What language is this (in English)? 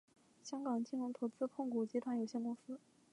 Chinese